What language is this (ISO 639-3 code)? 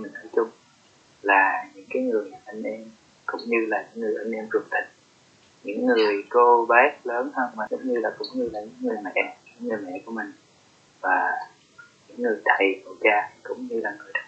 vie